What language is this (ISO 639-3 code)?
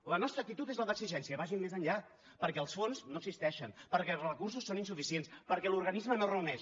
cat